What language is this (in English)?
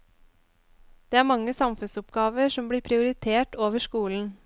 Norwegian